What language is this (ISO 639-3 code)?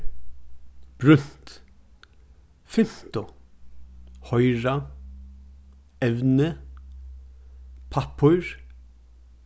fao